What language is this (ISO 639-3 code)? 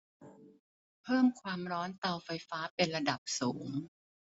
tha